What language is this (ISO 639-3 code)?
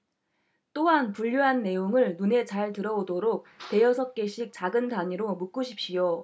kor